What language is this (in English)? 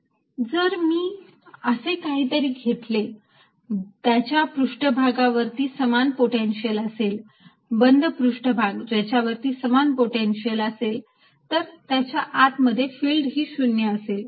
Marathi